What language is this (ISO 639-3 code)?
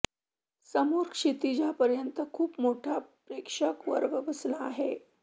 mar